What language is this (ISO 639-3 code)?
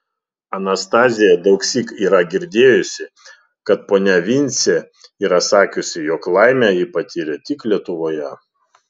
lit